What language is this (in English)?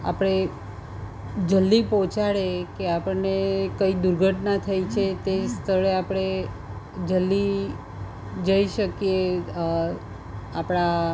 Gujarati